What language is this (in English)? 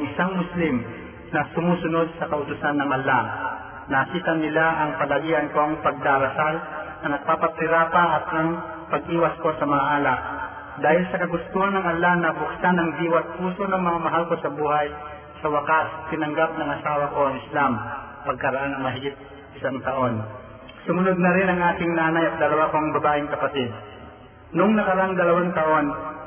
Filipino